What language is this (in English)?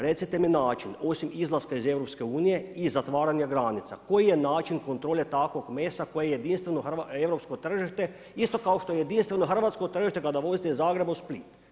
Croatian